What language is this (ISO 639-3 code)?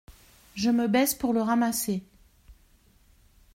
fra